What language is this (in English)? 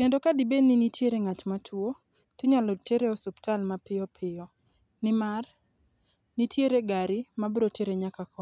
Luo (Kenya and Tanzania)